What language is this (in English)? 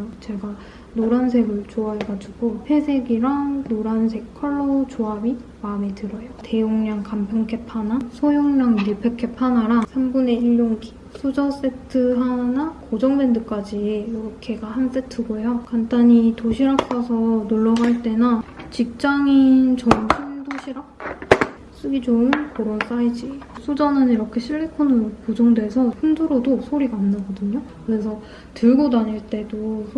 Korean